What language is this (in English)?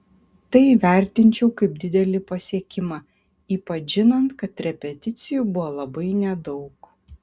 Lithuanian